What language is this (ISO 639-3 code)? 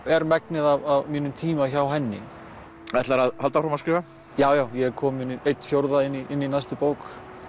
isl